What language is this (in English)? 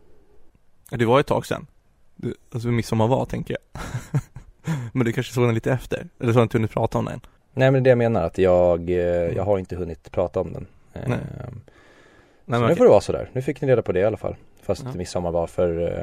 Swedish